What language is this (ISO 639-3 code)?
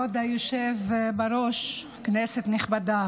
heb